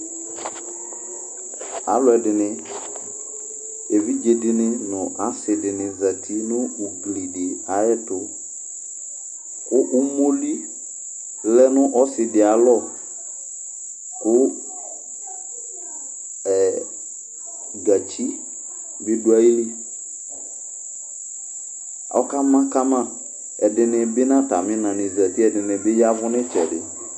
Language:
Ikposo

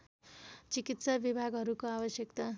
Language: Nepali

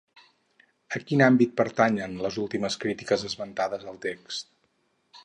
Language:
Catalan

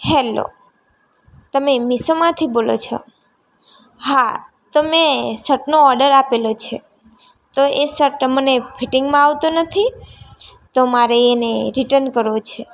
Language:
Gujarati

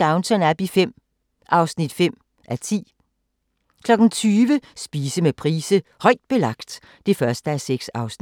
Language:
Danish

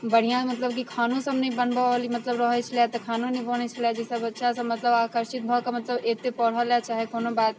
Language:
Maithili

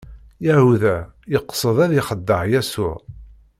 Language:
Kabyle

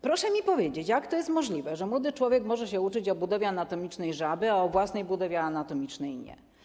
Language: Polish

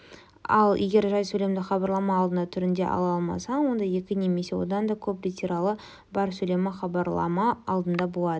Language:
Kazakh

